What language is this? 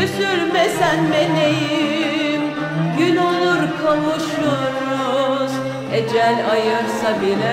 Turkish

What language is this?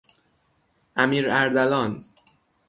Persian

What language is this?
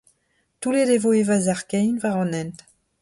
Breton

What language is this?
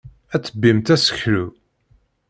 Kabyle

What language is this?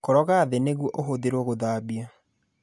Kikuyu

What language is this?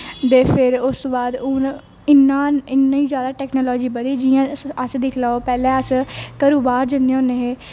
Dogri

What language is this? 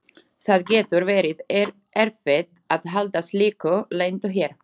Icelandic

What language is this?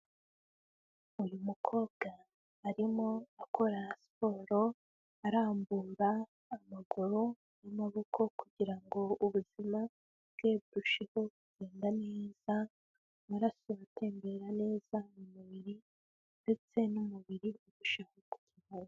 Kinyarwanda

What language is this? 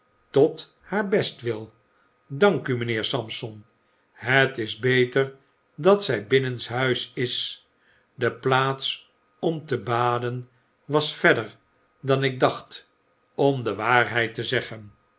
Dutch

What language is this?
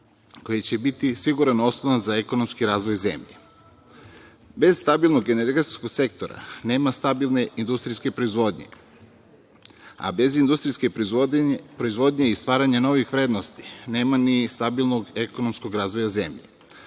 Serbian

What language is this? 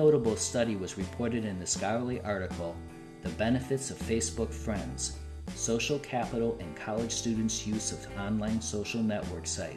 English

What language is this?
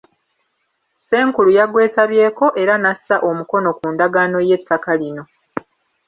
Ganda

